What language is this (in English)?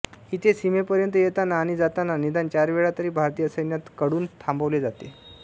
Marathi